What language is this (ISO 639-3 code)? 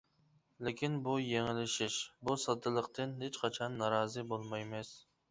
uig